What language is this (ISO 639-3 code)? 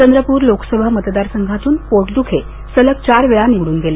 mar